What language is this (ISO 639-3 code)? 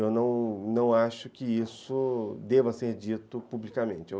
por